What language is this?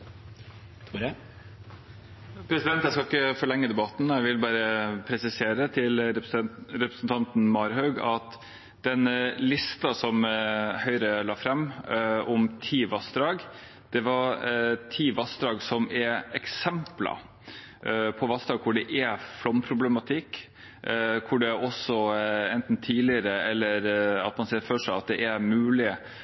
Norwegian Bokmål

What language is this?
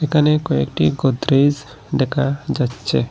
Bangla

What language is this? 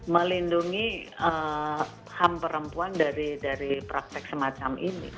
Indonesian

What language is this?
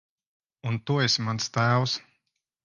Latvian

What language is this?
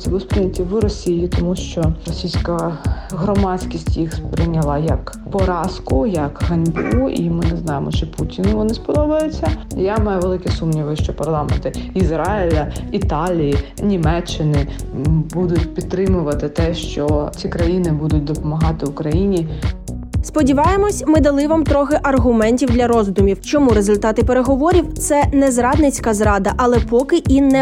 Ukrainian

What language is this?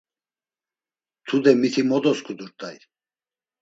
Laz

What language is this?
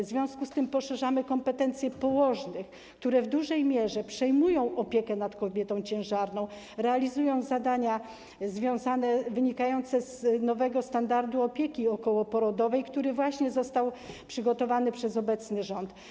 Polish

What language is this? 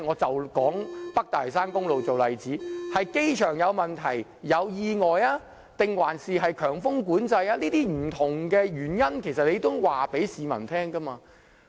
Cantonese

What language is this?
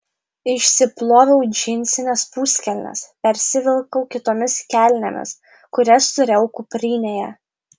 Lithuanian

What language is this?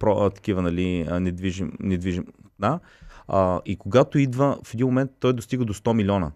Bulgarian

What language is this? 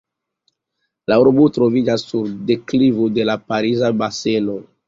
Esperanto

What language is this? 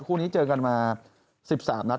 Thai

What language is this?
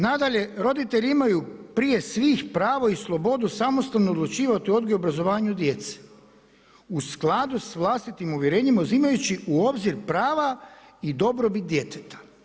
Croatian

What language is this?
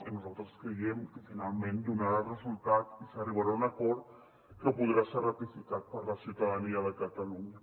Catalan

